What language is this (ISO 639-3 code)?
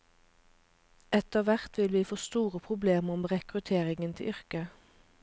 nor